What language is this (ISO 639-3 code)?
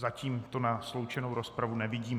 ces